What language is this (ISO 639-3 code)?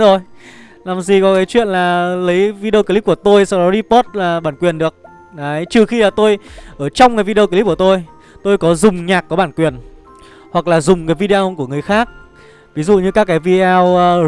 vie